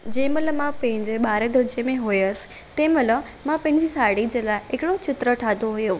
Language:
Sindhi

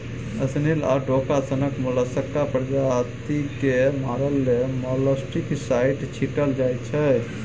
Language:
Maithili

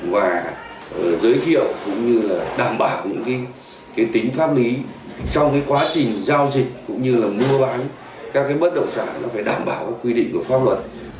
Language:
Vietnamese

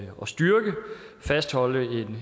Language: Danish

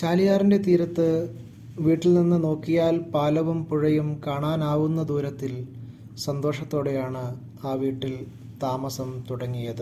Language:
Malayalam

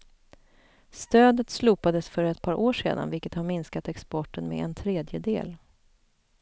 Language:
Swedish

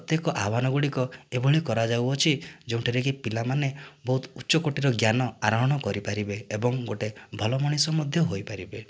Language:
Odia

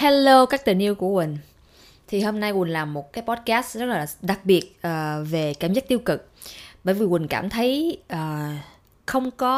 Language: Vietnamese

